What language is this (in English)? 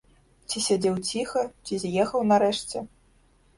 Belarusian